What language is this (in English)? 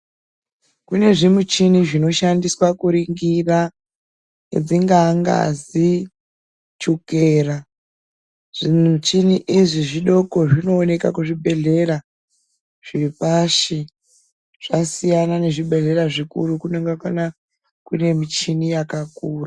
Ndau